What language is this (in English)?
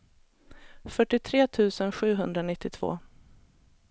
Swedish